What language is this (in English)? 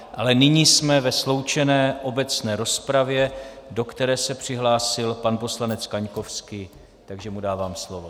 Czech